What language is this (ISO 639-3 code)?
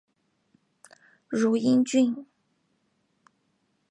zho